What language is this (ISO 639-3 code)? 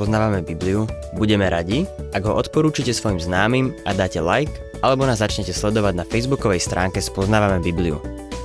slk